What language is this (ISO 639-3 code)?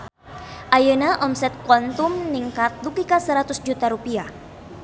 sun